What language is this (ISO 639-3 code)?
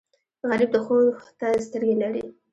pus